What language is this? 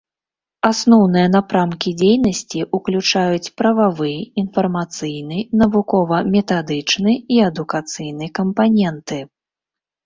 Belarusian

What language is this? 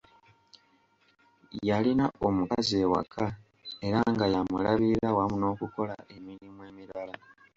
Ganda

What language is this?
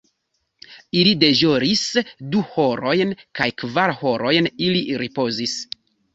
Esperanto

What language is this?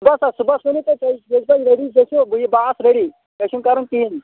Kashmiri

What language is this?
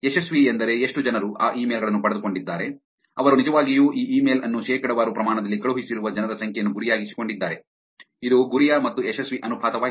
Kannada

